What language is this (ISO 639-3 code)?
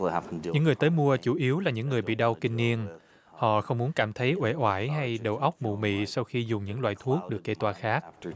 vie